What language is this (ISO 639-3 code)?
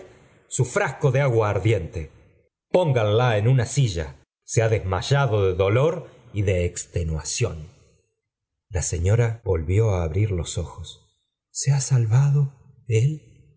spa